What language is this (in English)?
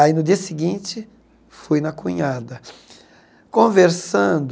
Portuguese